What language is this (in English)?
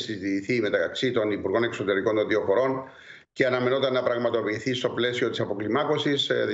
Greek